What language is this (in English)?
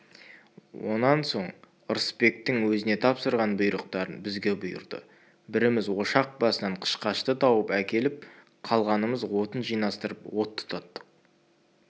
Kazakh